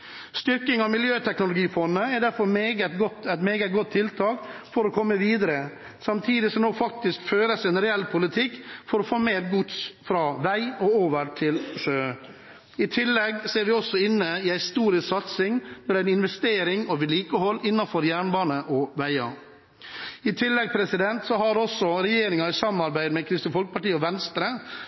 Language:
Norwegian Bokmål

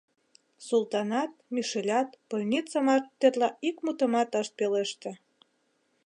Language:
Mari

